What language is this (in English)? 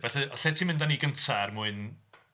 Welsh